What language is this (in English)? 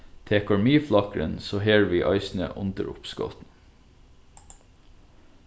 Faroese